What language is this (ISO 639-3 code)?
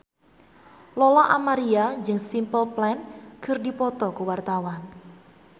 sun